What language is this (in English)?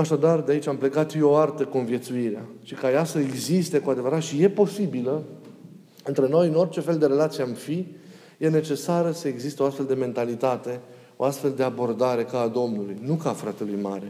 Romanian